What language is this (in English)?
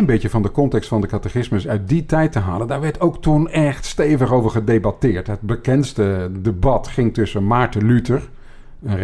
Dutch